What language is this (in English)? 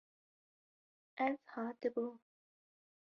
Kurdish